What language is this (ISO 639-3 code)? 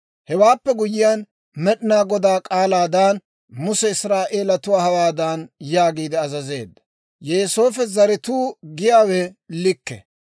dwr